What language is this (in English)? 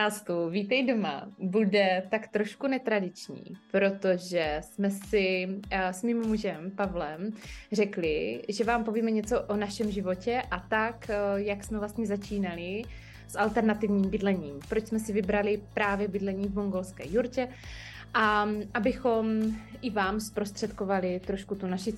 Czech